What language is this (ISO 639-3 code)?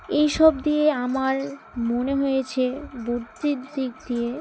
ben